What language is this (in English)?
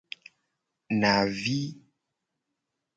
Gen